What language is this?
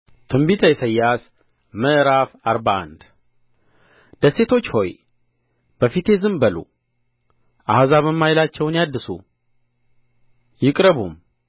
Amharic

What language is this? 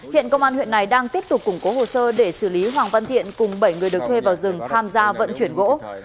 Vietnamese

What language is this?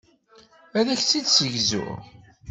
Kabyle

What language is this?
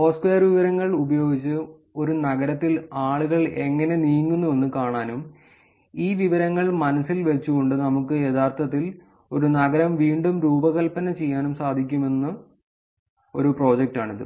Malayalam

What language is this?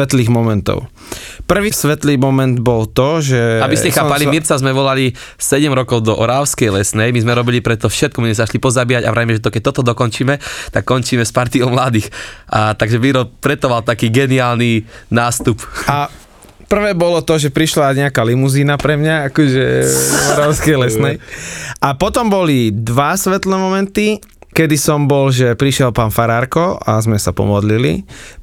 Slovak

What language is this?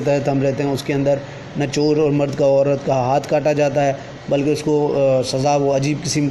Urdu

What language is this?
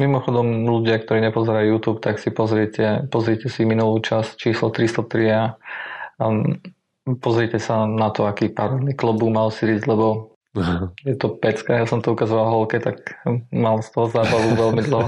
Slovak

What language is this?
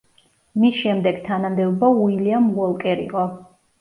Georgian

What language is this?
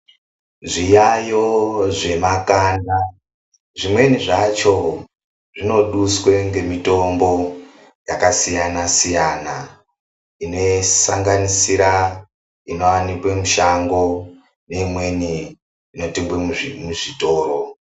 Ndau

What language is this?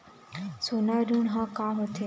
Chhattisgarhi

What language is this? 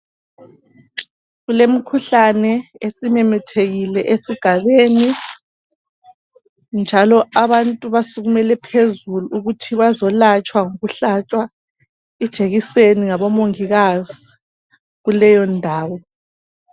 North Ndebele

